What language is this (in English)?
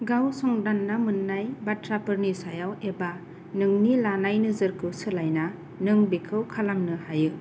Bodo